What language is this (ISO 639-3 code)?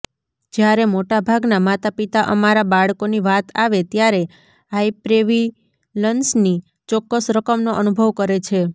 guj